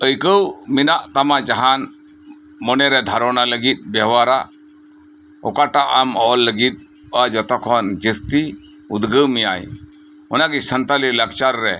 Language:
Santali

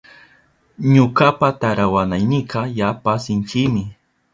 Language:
Southern Pastaza Quechua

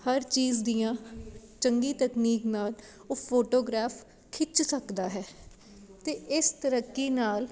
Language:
Punjabi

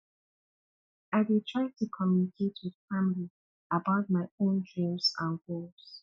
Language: Nigerian Pidgin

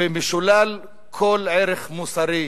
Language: Hebrew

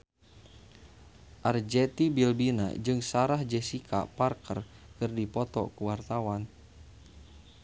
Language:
Sundanese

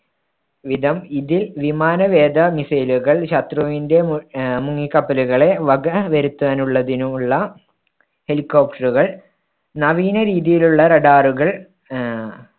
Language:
Malayalam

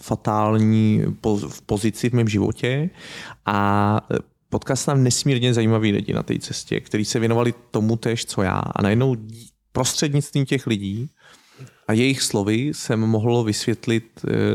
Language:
Czech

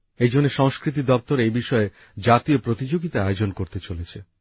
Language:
Bangla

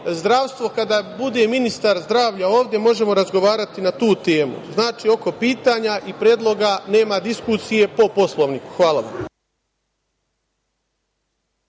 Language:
Serbian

